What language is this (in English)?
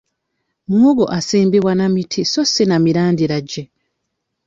Ganda